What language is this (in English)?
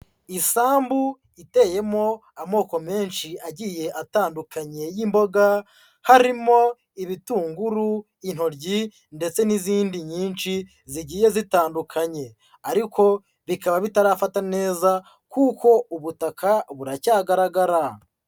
Kinyarwanda